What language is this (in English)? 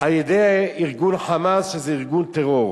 Hebrew